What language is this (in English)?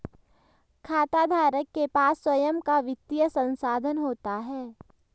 Hindi